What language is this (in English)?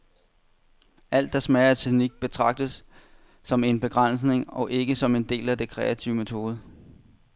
Danish